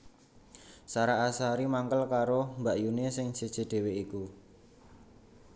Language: Javanese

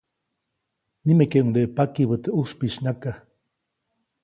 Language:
Copainalá Zoque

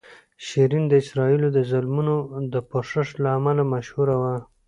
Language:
Pashto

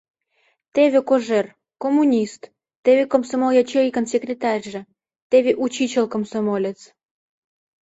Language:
Mari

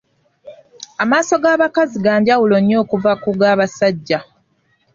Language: Ganda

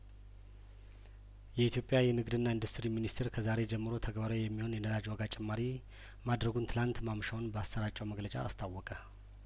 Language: Amharic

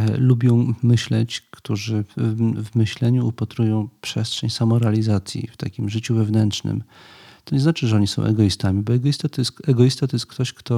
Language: Polish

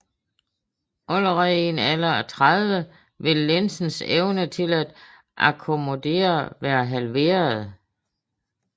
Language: Danish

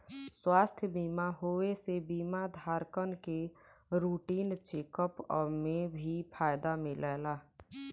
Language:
Bhojpuri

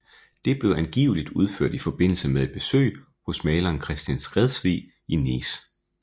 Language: Danish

